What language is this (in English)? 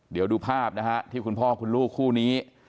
Thai